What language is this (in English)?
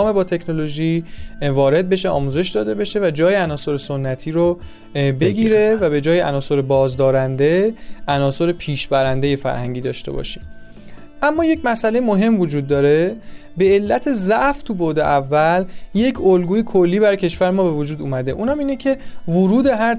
Persian